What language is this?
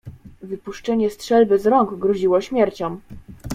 Polish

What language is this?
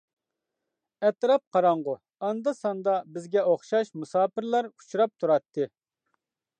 Uyghur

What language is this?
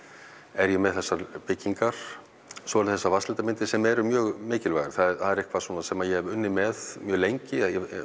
Icelandic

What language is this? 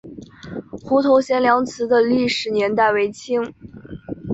Chinese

